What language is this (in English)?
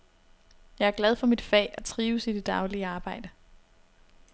Danish